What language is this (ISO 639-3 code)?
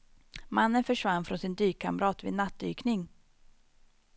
swe